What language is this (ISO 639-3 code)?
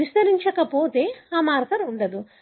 tel